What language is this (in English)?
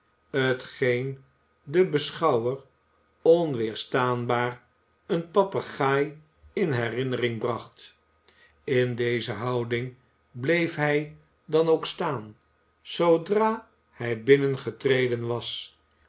Dutch